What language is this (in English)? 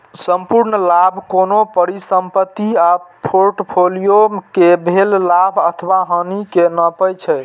Maithili